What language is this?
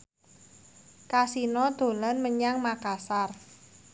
Javanese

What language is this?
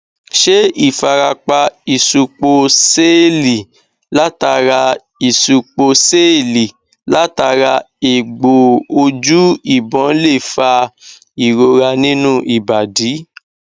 Yoruba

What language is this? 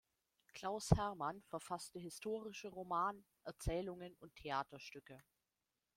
German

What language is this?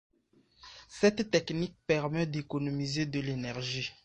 French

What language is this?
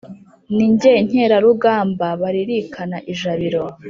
Kinyarwanda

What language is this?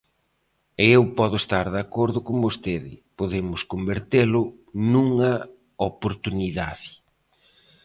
Galician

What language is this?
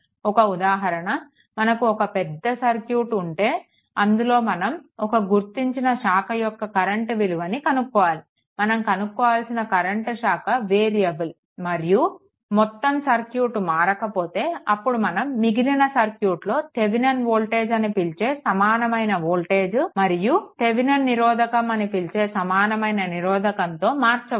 Telugu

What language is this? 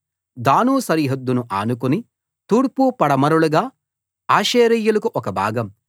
Telugu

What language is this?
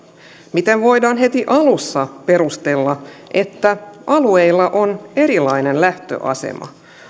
Finnish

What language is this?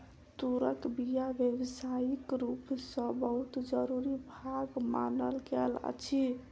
Maithili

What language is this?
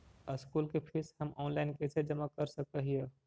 Magahi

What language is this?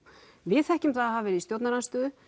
Icelandic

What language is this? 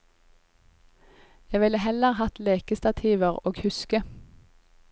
Norwegian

